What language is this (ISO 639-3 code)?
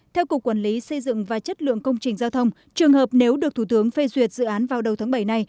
vie